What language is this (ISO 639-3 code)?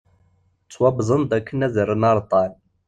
kab